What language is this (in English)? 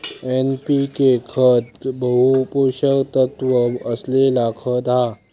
Marathi